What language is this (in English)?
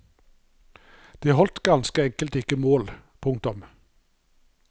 Norwegian